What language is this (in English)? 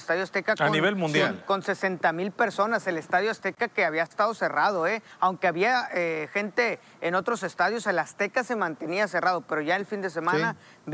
Spanish